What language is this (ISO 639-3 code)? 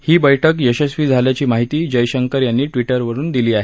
mar